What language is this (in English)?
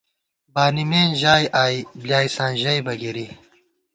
Gawar-Bati